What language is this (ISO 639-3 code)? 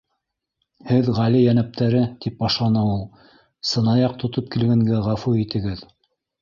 bak